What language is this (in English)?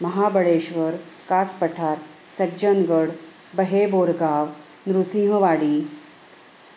Marathi